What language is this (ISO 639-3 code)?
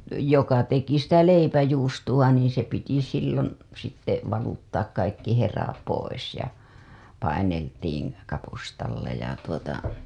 fin